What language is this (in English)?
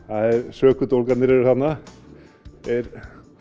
Icelandic